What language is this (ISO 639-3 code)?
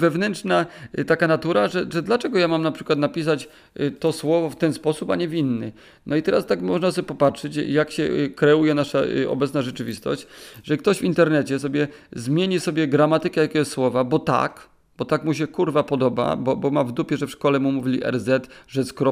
pol